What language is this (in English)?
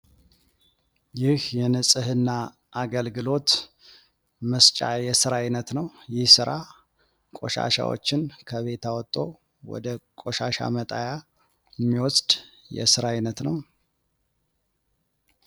Amharic